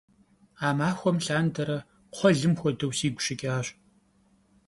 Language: Kabardian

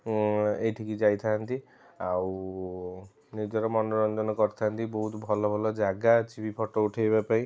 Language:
Odia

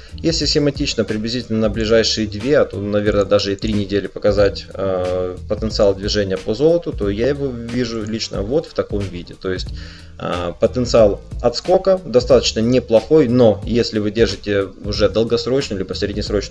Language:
Russian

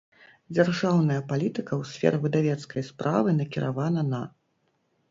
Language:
Belarusian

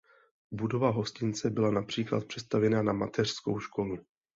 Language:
Czech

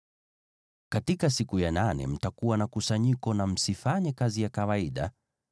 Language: Swahili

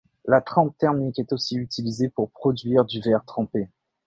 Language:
French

